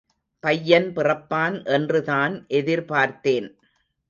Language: Tamil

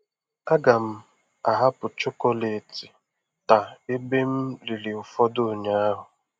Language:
Igbo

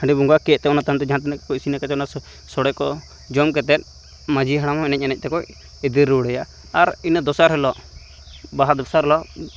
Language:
Santali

